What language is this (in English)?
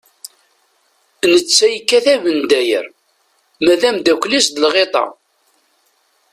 Kabyle